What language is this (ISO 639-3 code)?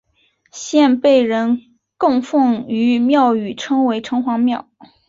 zho